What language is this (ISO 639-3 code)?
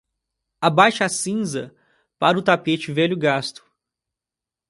por